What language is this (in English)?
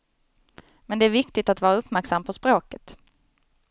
Swedish